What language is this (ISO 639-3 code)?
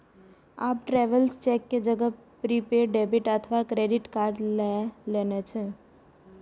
mai